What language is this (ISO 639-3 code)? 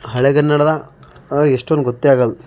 kan